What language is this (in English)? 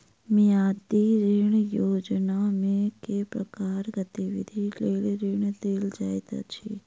Maithili